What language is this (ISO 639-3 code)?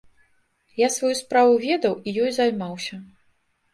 bel